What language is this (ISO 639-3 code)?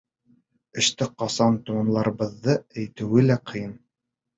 bak